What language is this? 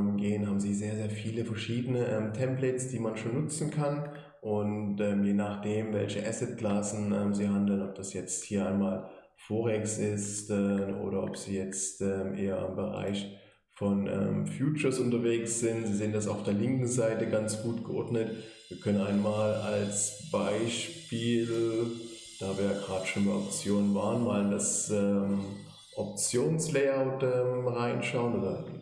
German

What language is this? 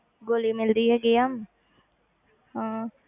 Punjabi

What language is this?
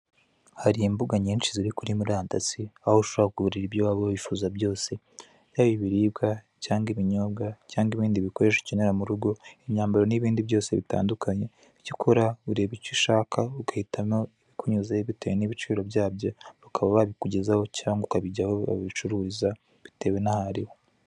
Kinyarwanda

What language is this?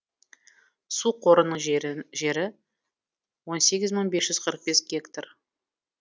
Kazakh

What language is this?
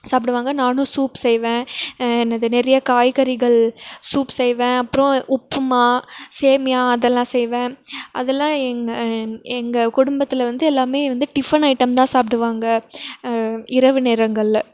Tamil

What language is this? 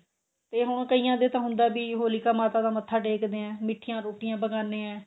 Punjabi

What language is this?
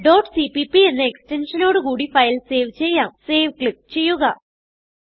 Malayalam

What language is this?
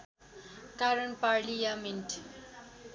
Nepali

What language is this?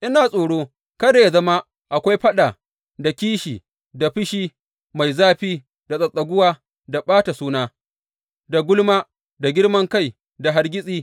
Hausa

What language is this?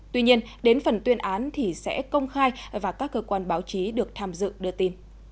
Vietnamese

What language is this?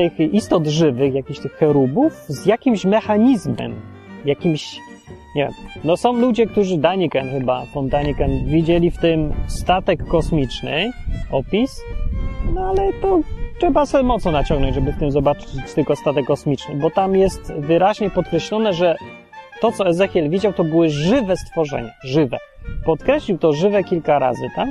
Polish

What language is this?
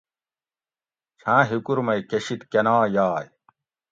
Gawri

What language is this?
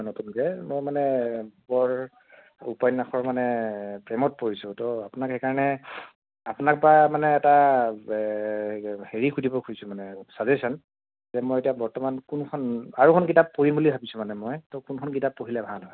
Assamese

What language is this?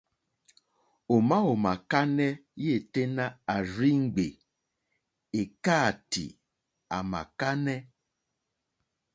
Mokpwe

